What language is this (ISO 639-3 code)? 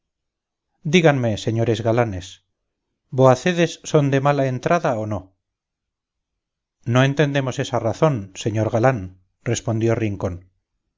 spa